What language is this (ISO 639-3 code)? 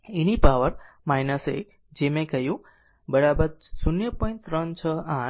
guj